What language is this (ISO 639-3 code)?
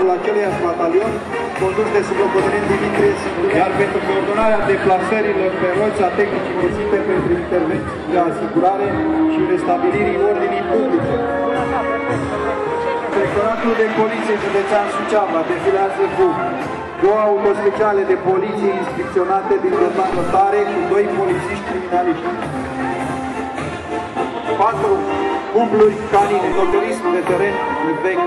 ron